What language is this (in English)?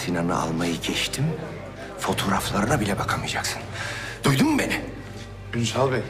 Turkish